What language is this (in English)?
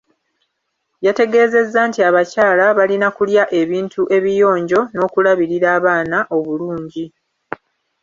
Ganda